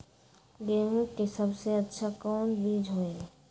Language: Magahi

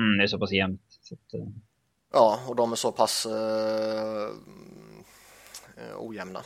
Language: Swedish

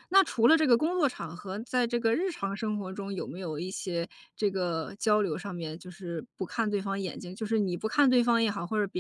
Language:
Chinese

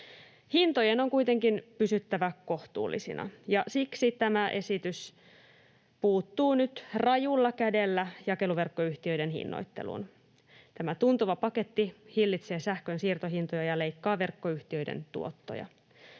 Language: Finnish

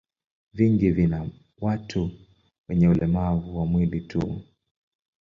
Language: Swahili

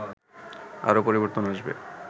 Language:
Bangla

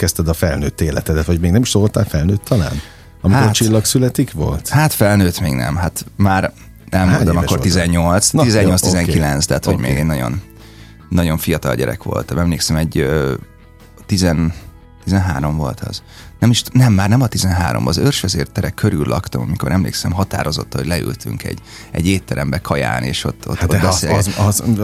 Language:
Hungarian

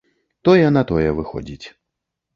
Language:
Belarusian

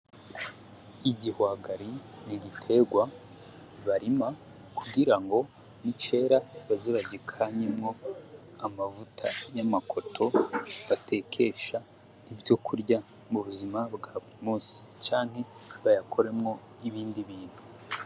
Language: Rundi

